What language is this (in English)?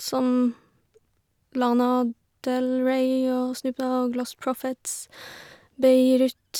Norwegian